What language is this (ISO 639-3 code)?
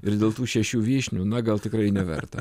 lit